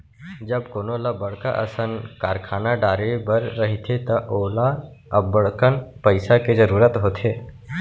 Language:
Chhattisgarhi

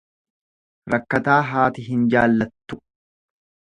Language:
Oromo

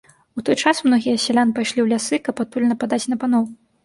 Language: Belarusian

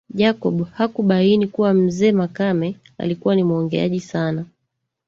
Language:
Swahili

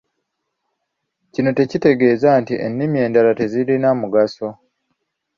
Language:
Ganda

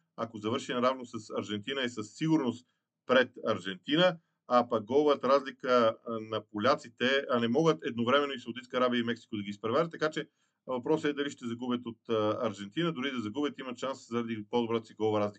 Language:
Bulgarian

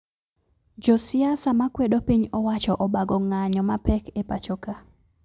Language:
Luo (Kenya and Tanzania)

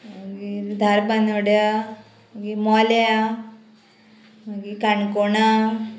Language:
Konkani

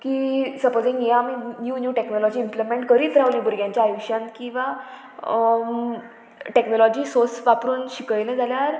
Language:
Konkani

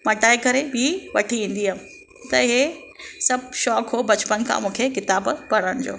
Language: Sindhi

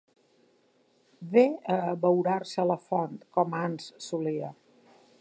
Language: Catalan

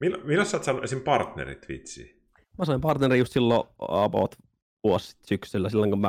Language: Finnish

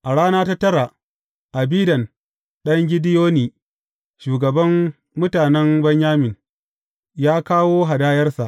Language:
Hausa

